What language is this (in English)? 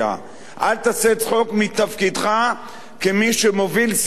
Hebrew